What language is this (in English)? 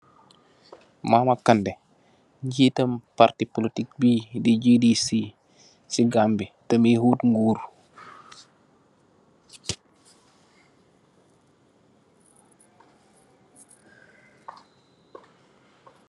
Wolof